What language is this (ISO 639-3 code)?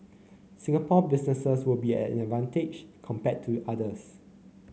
eng